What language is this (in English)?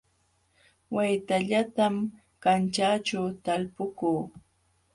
Jauja Wanca Quechua